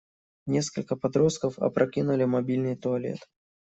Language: Russian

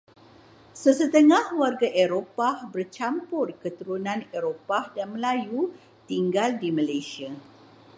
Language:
Malay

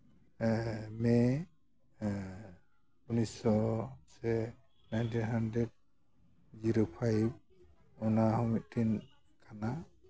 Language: Santali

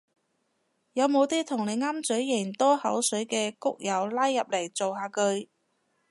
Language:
Cantonese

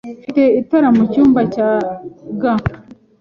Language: Kinyarwanda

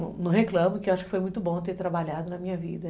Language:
Portuguese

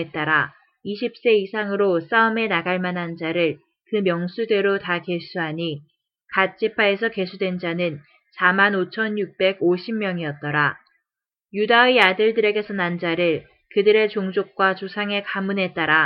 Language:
Korean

